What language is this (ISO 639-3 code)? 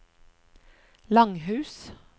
nor